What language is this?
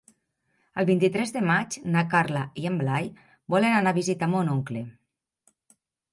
Catalan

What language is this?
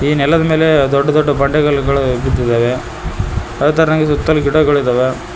Kannada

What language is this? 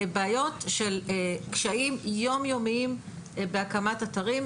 Hebrew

